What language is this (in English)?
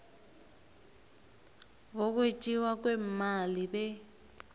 South Ndebele